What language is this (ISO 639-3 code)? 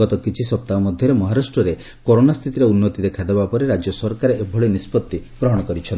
ori